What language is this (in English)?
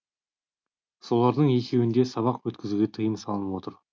Kazakh